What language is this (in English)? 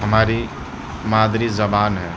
Urdu